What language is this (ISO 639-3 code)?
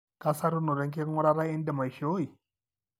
mas